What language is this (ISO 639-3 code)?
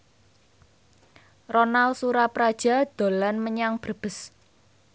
jav